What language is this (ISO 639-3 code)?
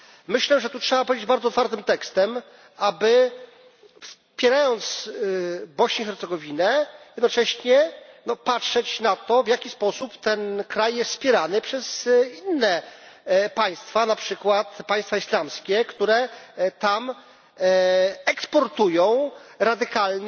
pol